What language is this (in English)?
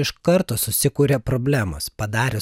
Lithuanian